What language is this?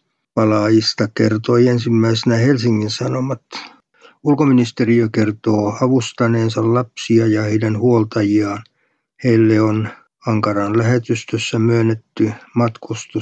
Finnish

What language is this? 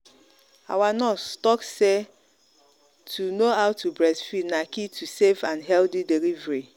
Nigerian Pidgin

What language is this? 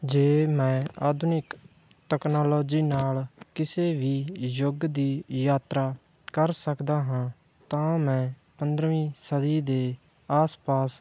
Punjabi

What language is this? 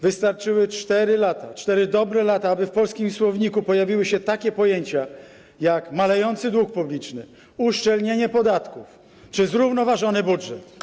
Polish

